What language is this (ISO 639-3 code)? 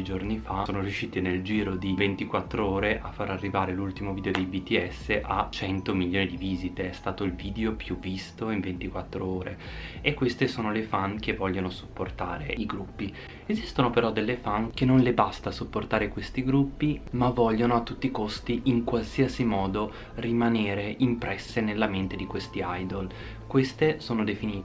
ita